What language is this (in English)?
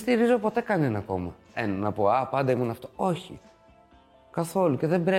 Greek